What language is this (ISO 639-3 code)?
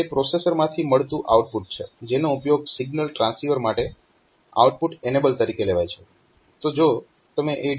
guj